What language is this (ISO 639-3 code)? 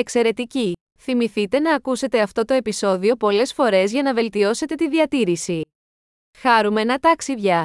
ell